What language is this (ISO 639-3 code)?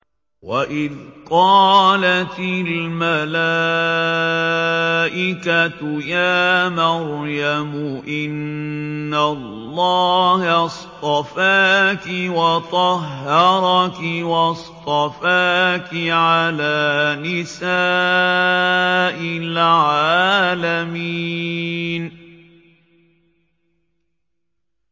ara